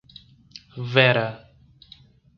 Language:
Portuguese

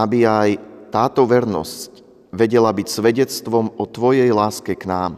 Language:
Slovak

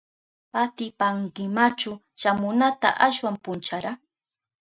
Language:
Southern Pastaza Quechua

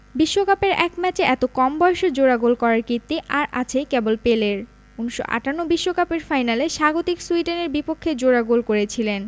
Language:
Bangla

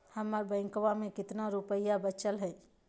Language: Magahi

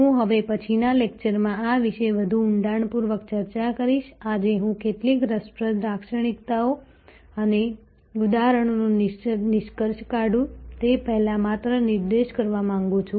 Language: Gujarati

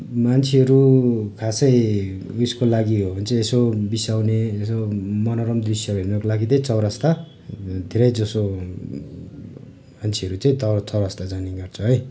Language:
Nepali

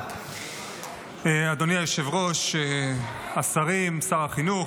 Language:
Hebrew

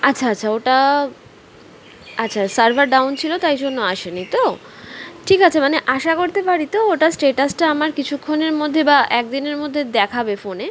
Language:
Bangla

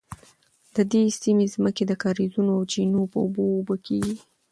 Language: Pashto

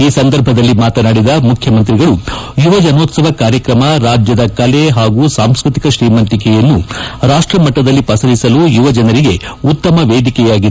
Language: Kannada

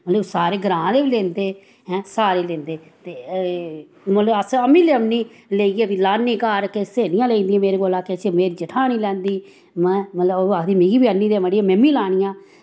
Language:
Dogri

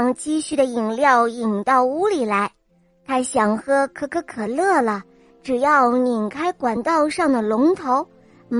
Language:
Chinese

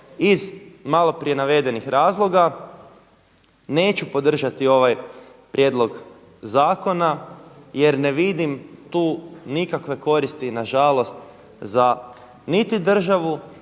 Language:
Croatian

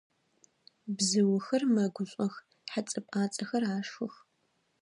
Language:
Adyghe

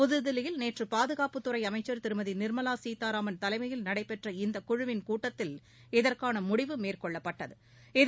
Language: Tamil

